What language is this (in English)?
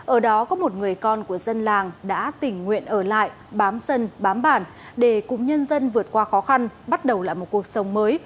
Vietnamese